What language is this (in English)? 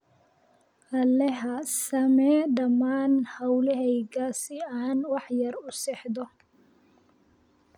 Somali